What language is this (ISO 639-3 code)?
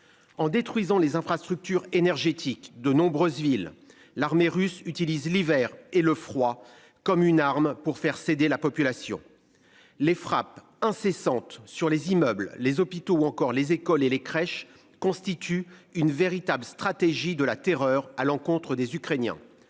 fra